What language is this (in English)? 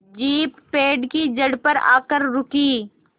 Hindi